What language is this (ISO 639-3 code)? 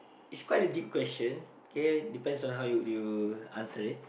eng